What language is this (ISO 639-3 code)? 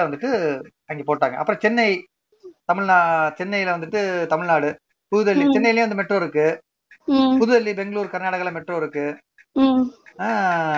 tam